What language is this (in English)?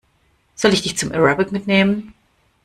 German